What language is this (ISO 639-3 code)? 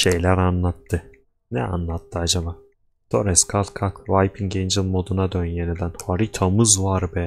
tur